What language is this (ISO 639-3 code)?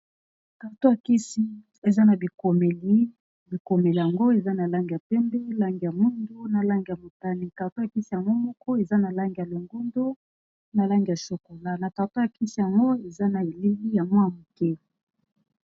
lin